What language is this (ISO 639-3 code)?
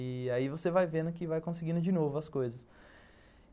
por